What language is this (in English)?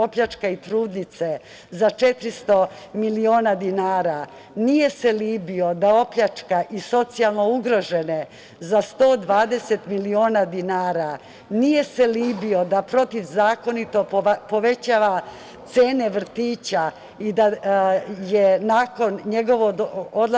Serbian